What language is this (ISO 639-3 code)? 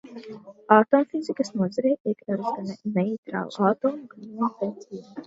lav